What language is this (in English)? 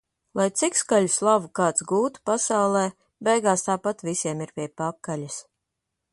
Latvian